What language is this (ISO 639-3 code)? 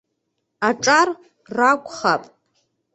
abk